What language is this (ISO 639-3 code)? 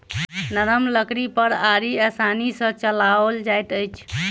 mai